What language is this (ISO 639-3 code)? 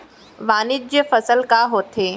hne